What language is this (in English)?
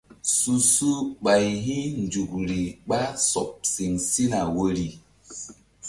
Mbum